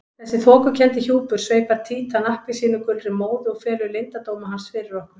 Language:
Icelandic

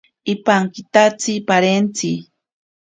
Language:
Ashéninka Perené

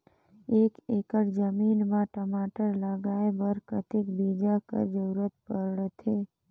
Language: Chhattisgarhi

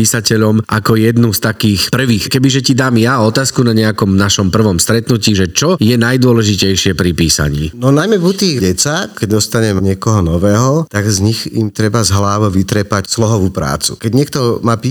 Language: Slovak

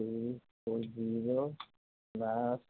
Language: Assamese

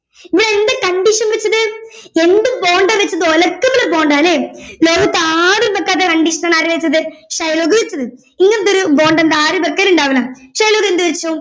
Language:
Malayalam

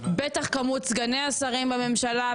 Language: Hebrew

